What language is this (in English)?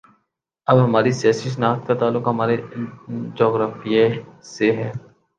Urdu